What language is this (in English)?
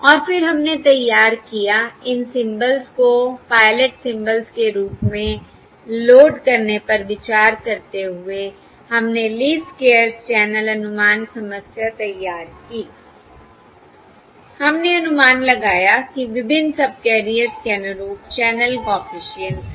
Hindi